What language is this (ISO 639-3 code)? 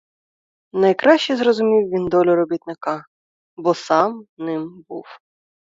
ukr